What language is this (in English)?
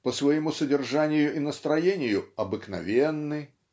Russian